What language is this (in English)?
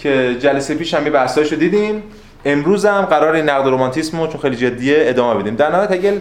Persian